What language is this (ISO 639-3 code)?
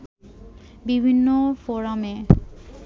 ben